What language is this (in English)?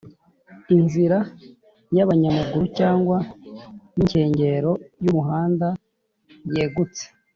Kinyarwanda